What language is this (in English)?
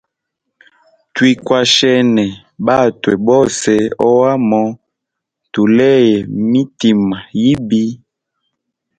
Hemba